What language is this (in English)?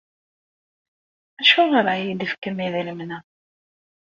Kabyle